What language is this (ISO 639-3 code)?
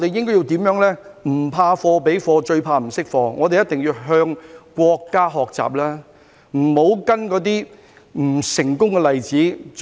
yue